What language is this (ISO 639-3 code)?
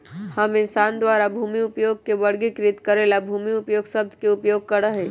mag